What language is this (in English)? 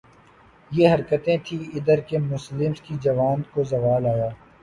Urdu